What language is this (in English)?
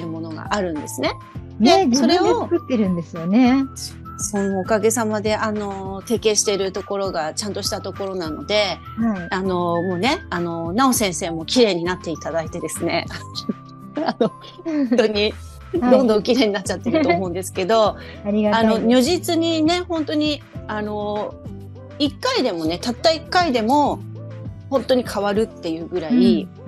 Japanese